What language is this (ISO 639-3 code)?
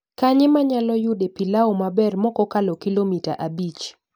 luo